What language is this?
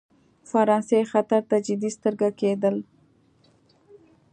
Pashto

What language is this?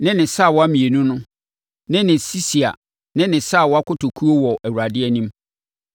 Akan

